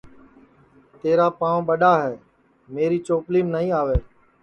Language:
Sansi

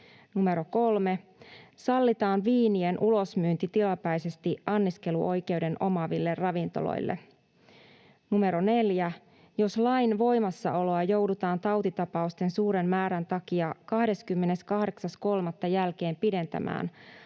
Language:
Finnish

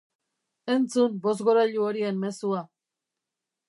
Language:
Basque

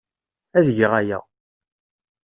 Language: Kabyle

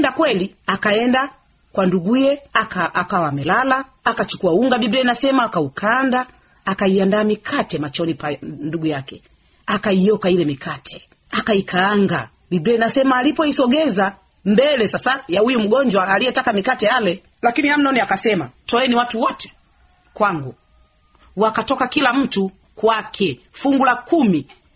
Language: Swahili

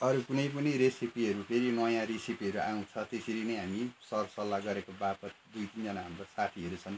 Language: Nepali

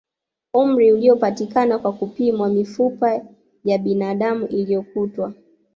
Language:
Swahili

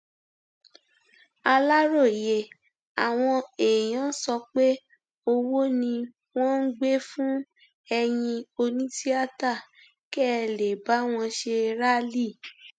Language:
Yoruba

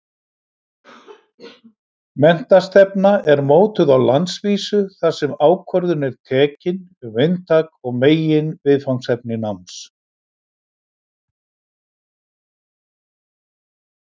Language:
Icelandic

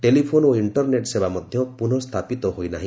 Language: Odia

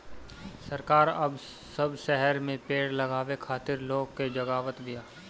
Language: Bhojpuri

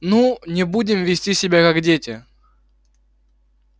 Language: Russian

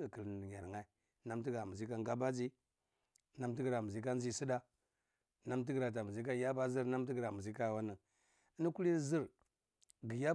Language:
Cibak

